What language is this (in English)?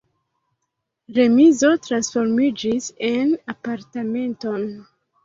Esperanto